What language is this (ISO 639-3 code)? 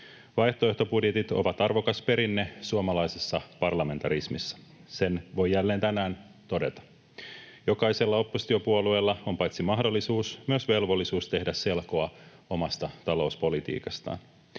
fin